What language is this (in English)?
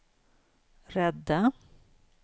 Swedish